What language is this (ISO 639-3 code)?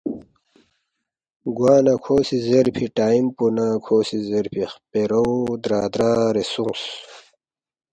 bft